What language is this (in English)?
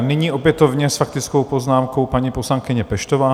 Czech